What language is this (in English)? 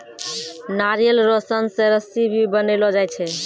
Maithili